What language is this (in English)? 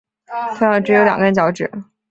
Chinese